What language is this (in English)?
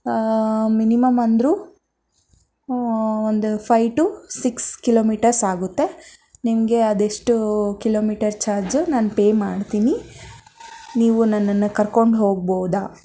Kannada